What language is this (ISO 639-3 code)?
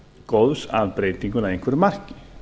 isl